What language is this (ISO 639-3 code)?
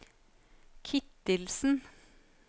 nor